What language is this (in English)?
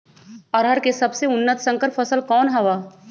Magahi